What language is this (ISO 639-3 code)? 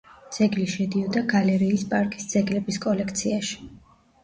kat